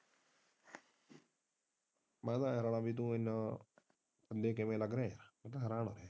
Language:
Punjabi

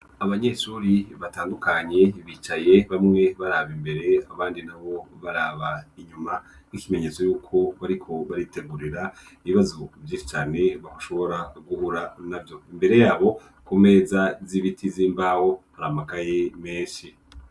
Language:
Rundi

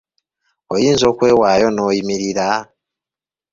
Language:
Ganda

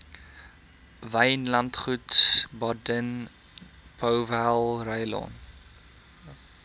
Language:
Afrikaans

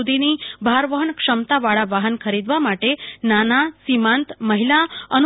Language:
Gujarati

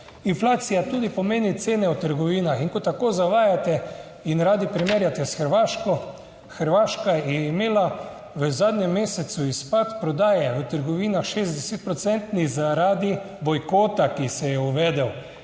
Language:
Slovenian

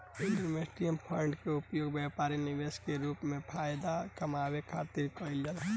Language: Bhojpuri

